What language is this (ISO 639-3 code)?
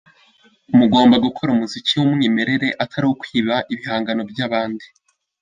kin